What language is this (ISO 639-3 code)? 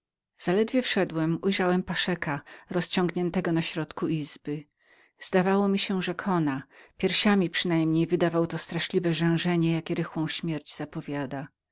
pol